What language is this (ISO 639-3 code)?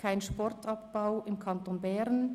gsw